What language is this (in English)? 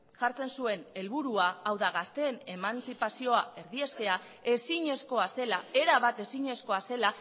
Basque